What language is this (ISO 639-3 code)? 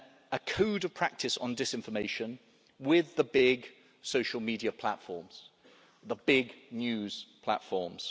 eng